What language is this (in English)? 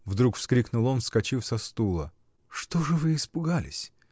Russian